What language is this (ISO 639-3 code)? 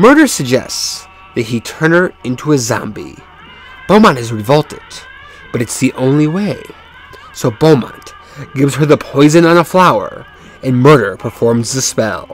eng